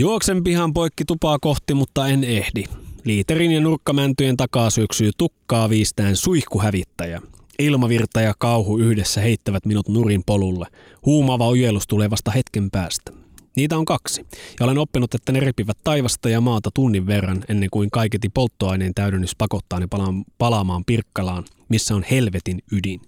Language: Finnish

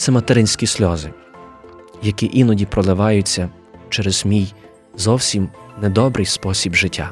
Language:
Ukrainian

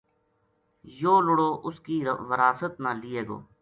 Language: Gujari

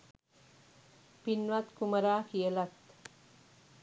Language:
Sinhala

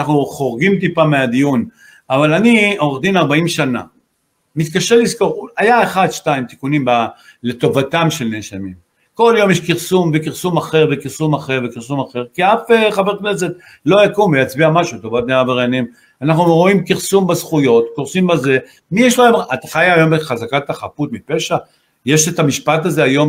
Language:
Hebrew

